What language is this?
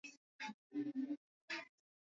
Swahili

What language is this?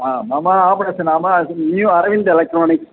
Sanskrit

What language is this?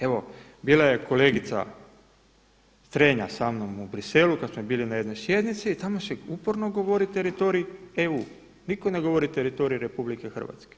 Croatian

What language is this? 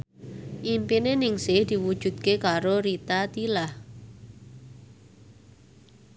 Javanese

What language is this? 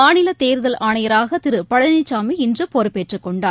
Tamil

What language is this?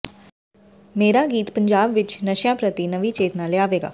Punjabi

